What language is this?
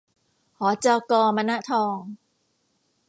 Thai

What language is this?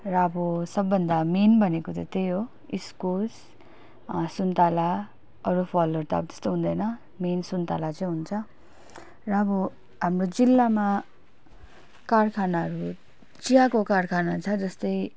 Nepali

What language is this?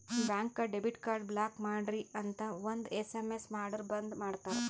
Kannada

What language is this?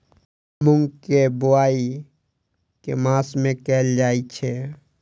Maithili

